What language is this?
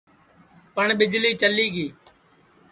Sansi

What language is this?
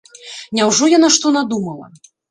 Belarusian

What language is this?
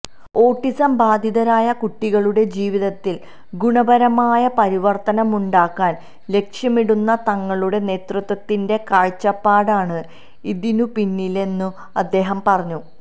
Malayalam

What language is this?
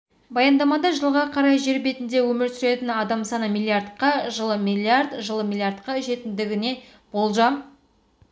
Kazakh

